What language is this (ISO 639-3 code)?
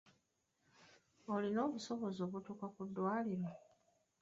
lug